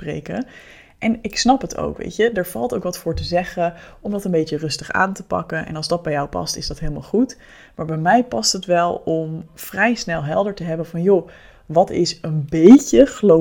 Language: Dutch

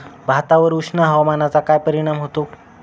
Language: Marathi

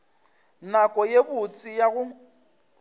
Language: Northern Sotho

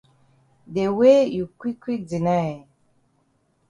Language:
Cameroon Pidgin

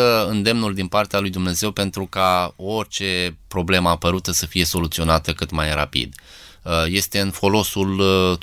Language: Romanian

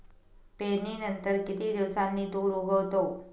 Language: Marathi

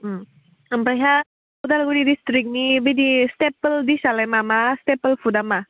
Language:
Bodo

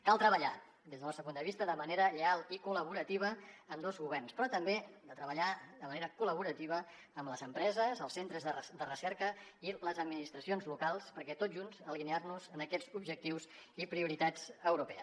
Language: Catalan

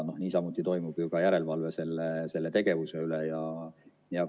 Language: Estonian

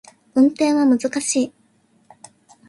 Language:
Japanese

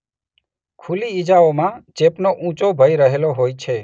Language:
Gujarati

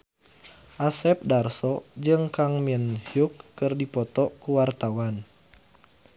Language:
Sundanese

